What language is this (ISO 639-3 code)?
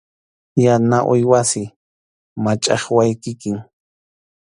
qxu